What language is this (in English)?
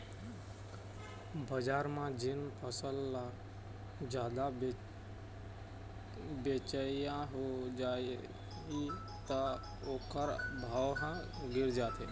Chhattisgarhi